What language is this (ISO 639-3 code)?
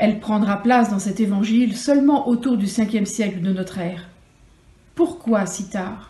fra